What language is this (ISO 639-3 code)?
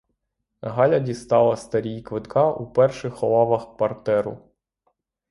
ukr